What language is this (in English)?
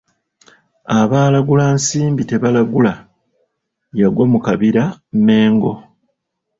Ganda